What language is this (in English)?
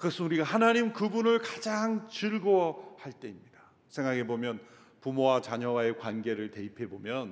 Korean